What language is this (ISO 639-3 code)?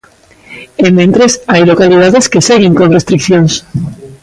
glg